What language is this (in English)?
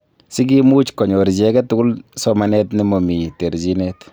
Kalenjin